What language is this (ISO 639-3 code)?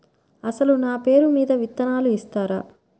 tel